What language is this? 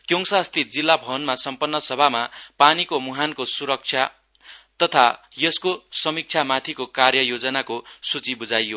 Nepali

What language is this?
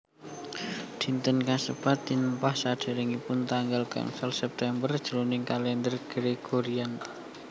Javanese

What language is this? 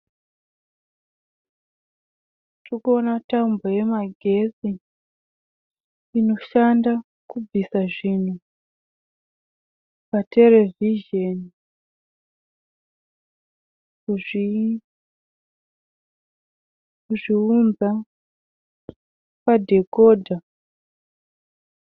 Shona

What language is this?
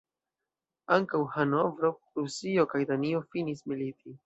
Esperanto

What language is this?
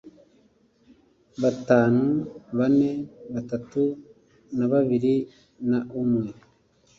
Kinyarwanda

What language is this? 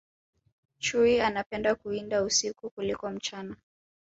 Swahili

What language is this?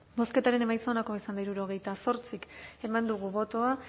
Basque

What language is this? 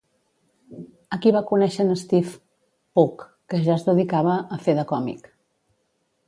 Catalan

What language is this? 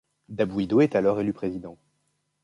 French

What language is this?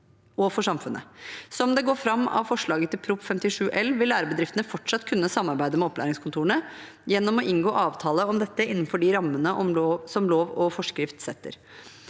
Norwegian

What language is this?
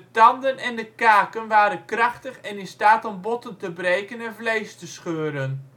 Dutch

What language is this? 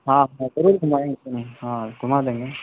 Urdu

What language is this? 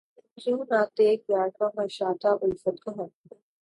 Urdu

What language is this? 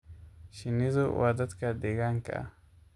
Somali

